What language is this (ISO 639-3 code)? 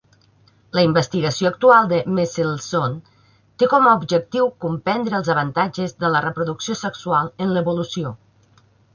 cat